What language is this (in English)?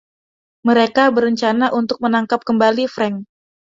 Indonesian